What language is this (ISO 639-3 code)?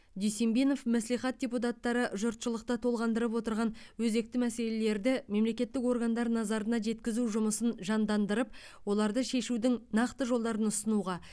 kaz